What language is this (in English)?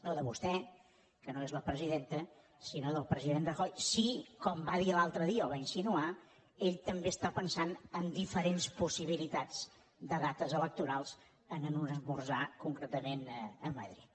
Catalan